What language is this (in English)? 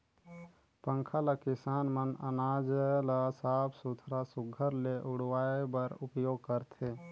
Chhattisgarhi